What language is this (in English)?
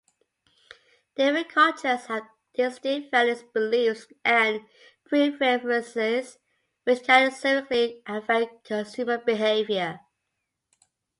English